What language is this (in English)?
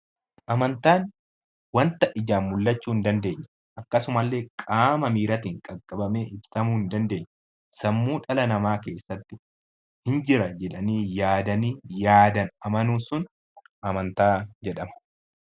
Oromo